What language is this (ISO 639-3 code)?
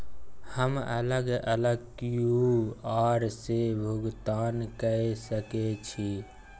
mai